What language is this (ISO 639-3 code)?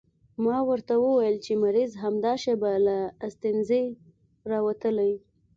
pus